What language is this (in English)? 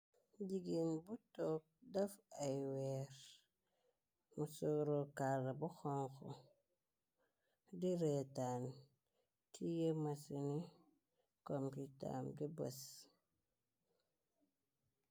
Wolof